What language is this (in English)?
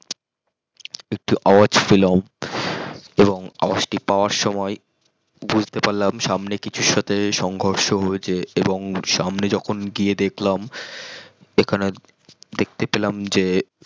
Bangla